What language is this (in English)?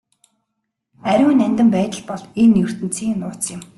Mongolian